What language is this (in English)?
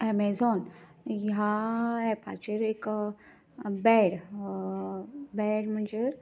Konkani